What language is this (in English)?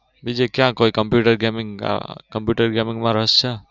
Gujarati